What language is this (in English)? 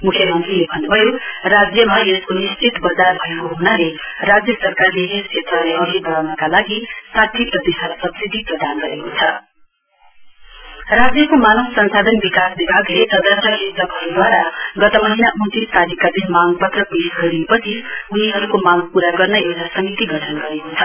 Nepali